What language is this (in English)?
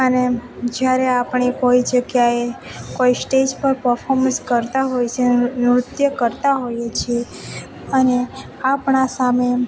Gujarati